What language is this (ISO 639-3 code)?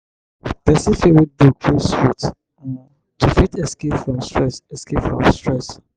pcm